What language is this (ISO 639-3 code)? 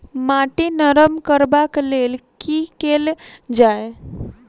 mai